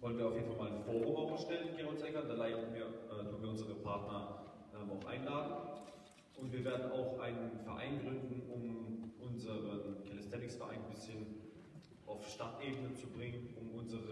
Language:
German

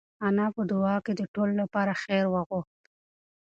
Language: Pashto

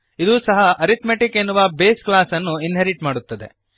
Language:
Kannada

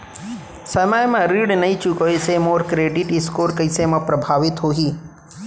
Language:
Chhattisgarhi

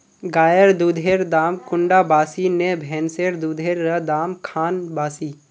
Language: Magahi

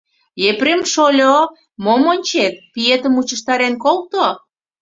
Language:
Mari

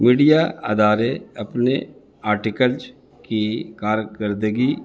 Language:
Urdu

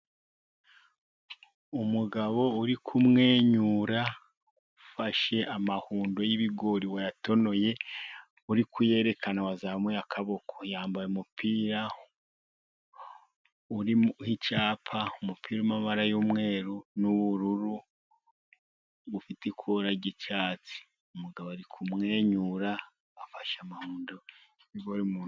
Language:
Kinyarwanda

